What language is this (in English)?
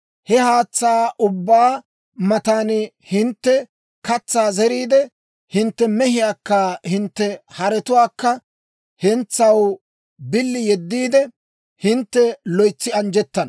Dawro